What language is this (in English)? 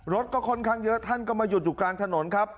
Thai